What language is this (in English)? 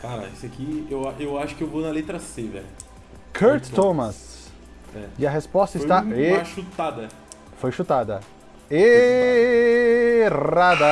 Portuguese